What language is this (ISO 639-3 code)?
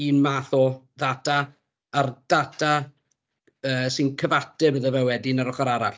cym